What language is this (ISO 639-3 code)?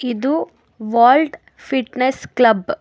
kan